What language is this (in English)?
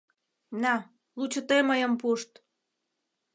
Mari